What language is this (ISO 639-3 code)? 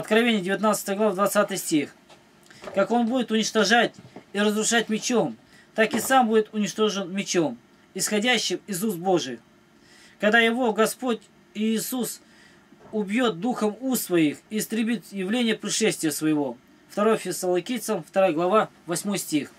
rus